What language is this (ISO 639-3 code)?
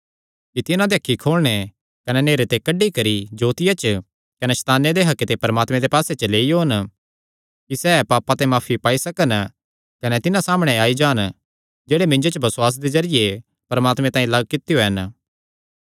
xnr